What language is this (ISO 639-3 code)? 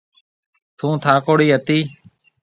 mve